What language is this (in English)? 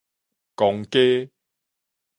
Min Nan Chinese